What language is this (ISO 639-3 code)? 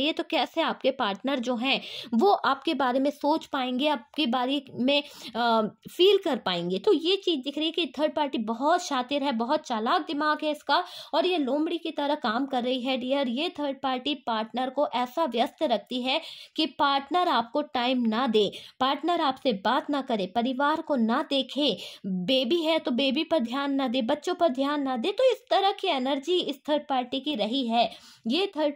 hin